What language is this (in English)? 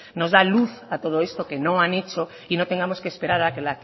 Spanish